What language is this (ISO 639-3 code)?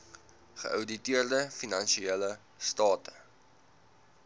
afr